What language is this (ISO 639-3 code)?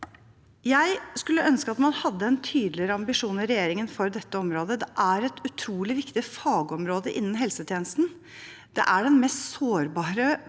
nor